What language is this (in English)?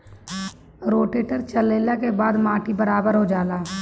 Bhojpuri